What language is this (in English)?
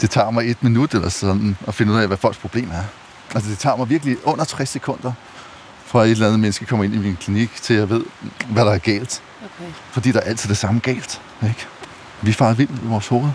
Danish